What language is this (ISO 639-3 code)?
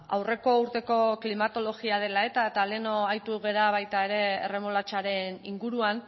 eus